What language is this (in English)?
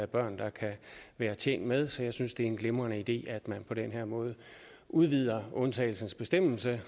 Danish